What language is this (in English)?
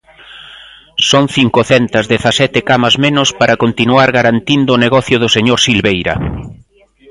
Galician